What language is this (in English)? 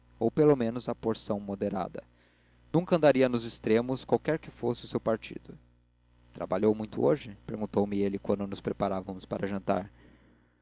Portuguese